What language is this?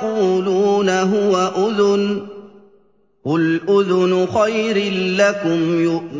Arabic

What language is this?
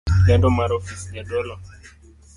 Luo (Kenya and Tanzania)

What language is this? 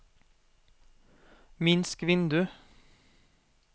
Norwegian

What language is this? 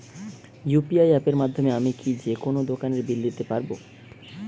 Bangla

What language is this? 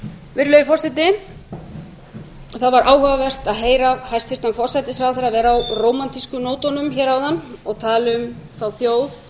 Icelandic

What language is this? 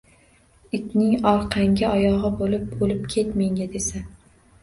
Uzbek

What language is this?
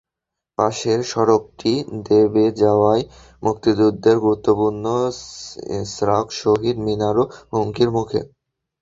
Bangla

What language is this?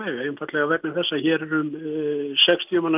Icelandic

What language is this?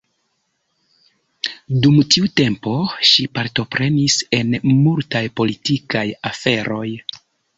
Esperanto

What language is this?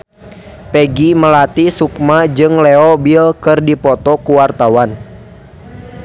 Sundanese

